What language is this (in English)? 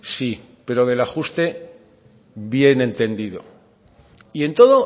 Spanish